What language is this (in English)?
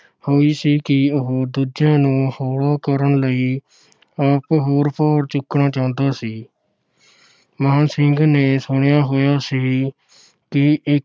Punjabi